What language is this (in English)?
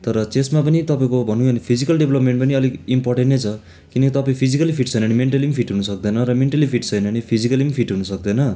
Nepali